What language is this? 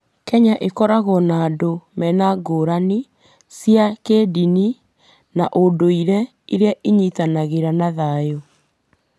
Kikuyu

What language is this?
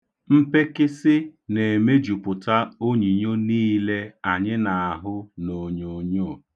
Igbo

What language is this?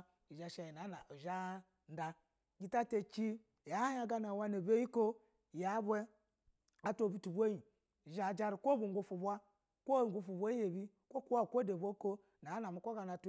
Basa (Nigeria)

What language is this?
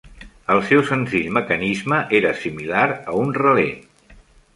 Catalan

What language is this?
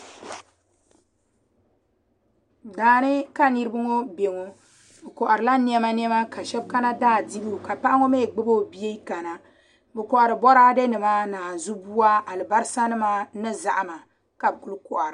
Dagbani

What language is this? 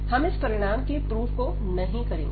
Hindi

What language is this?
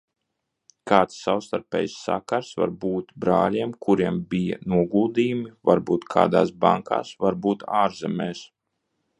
Latvian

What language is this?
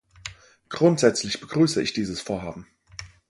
German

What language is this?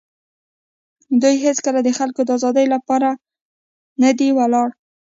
Pashto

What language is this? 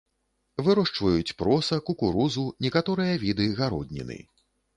Belarusian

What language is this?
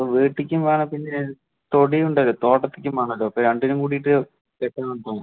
Malayalam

